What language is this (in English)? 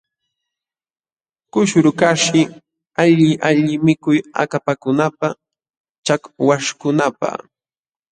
Jauja Wanca Quechua